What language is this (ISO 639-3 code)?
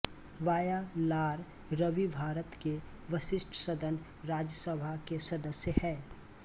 hin